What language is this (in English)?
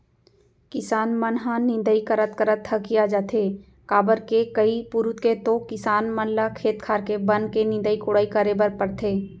Chhattisgarhi